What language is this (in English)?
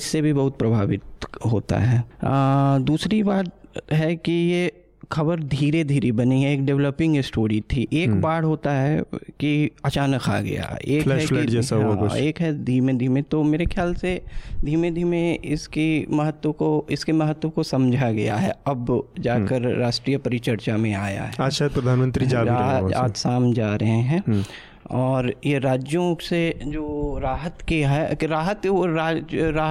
Hindi